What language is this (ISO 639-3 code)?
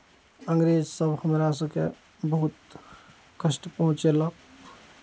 mai